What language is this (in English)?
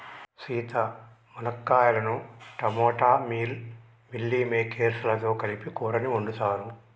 Telugu